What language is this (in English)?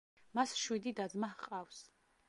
Georgian